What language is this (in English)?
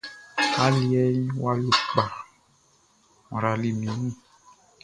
Baoulé